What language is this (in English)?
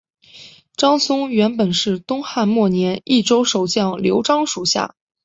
Chinese